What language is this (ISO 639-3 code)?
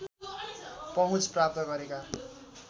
nep